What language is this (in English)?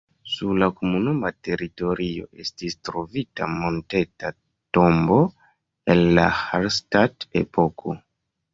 Esperanto